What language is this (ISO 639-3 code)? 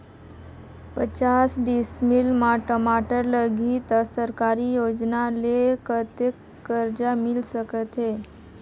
hne